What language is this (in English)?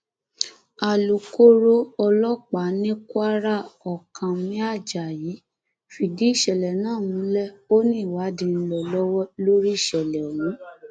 Yoruba